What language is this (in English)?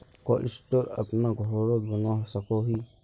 Magahi